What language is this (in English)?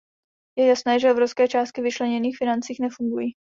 Czech